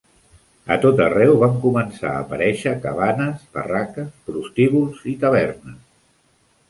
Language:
Catalan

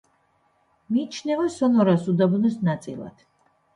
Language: Georgian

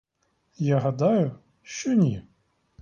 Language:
Ukrainian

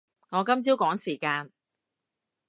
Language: Cantonese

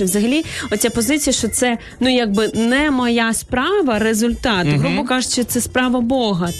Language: Ukrainian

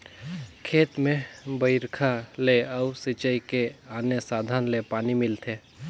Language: Chhattisgarhi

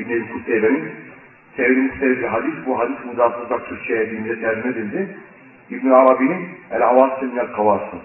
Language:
Turkish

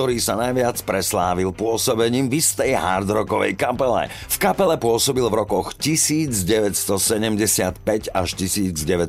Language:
Slovak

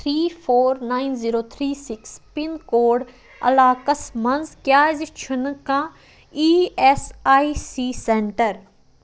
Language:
Kashmiri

